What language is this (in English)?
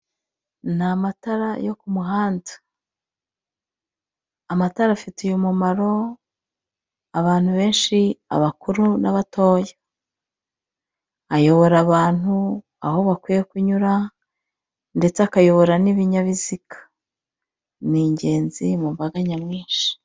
Kinyarwanda